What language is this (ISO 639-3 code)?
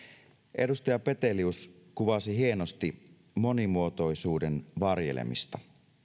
fin